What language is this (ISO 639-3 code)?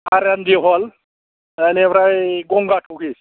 brx